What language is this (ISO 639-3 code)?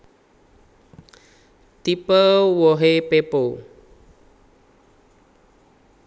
jav